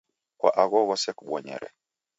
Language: Taita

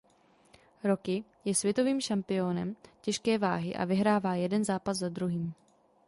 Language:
Czech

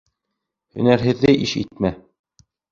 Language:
Bashkir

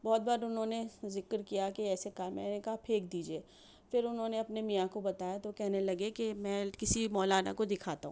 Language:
Urdu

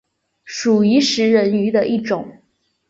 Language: Chinese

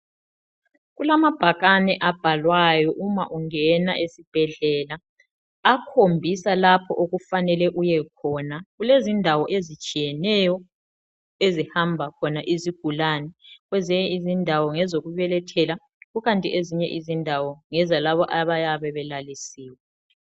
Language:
North Ndebele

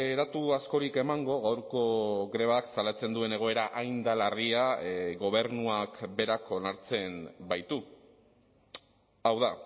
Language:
Basque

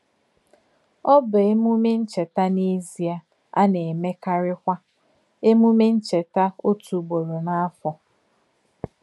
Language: Igbo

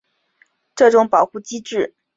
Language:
Chinese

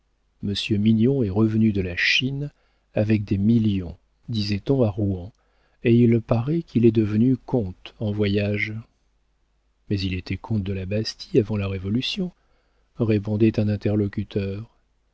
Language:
French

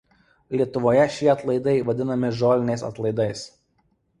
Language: Lithuanian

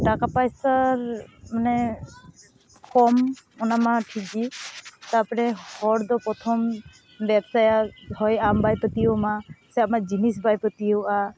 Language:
Santali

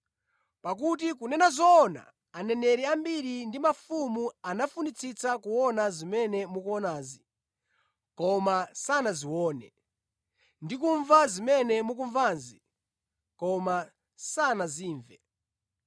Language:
Nyanja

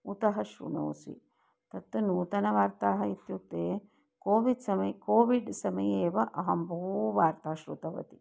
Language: Sanskrit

